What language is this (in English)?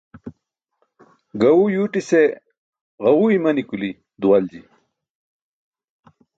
Burushaski